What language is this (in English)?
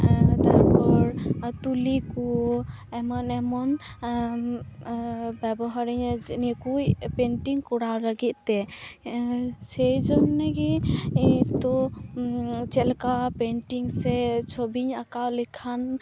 Santali